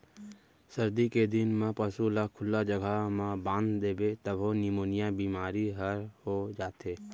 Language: Chhattisgarhi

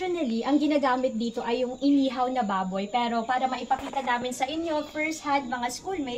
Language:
Filipino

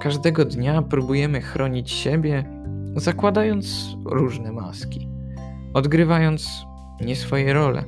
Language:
Polish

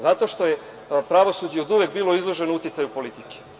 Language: Serbian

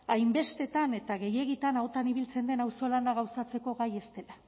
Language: Basque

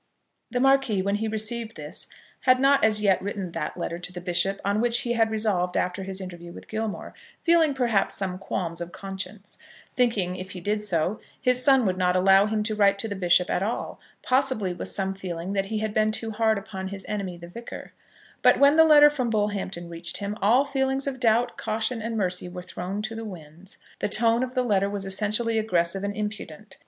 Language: English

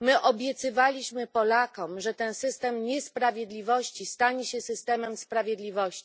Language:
Polish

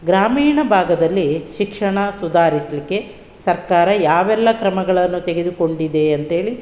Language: Kannada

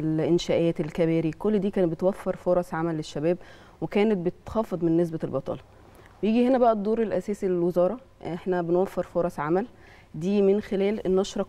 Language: Arabic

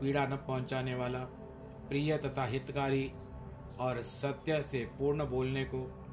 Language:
Hindi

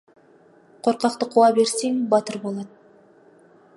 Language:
Kazakh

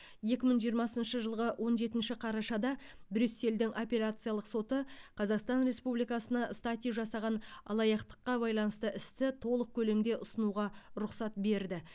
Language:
Kazakh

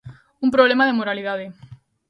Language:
Galician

